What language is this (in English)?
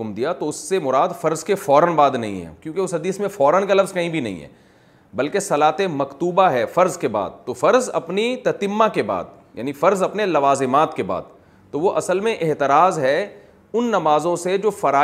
Urdu